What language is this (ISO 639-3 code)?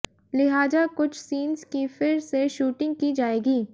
hin